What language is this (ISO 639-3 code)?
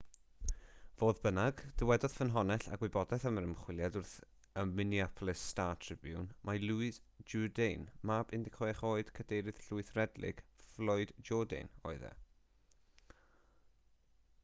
cym